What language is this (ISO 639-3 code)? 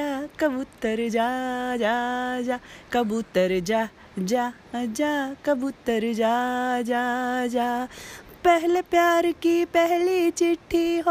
hin